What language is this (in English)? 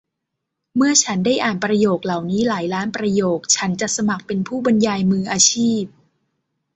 Thai